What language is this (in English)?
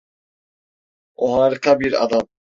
Turkish